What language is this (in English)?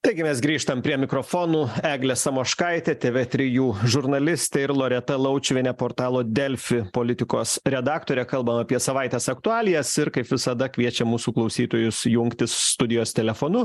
Lithuanian